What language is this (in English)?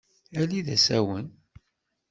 Kabyle